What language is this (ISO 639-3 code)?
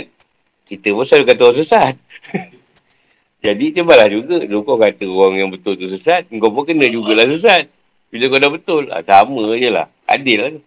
msa